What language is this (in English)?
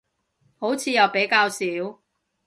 Cantonese